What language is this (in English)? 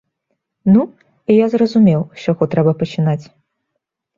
Belarusian